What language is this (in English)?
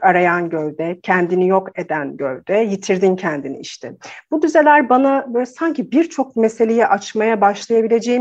Turkish